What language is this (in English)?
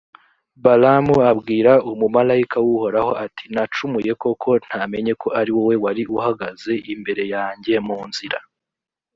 Kinyarwanda